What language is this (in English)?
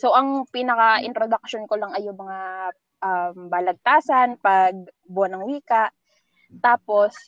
Filipino